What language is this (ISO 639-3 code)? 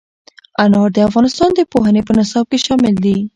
pus